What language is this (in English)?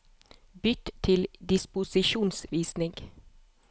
Norwegian